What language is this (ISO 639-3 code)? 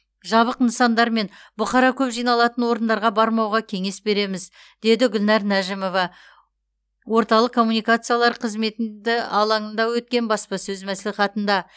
kaz